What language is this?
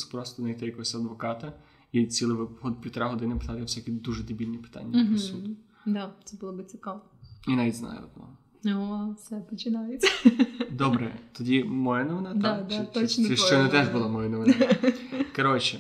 Ukrainian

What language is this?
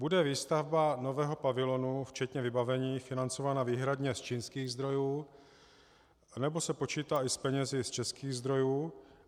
Czech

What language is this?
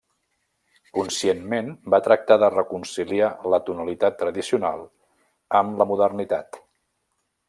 Catalan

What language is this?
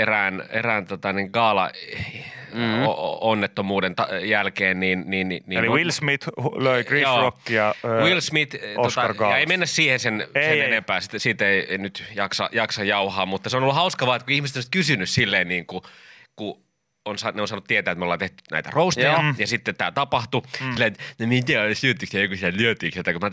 Finnish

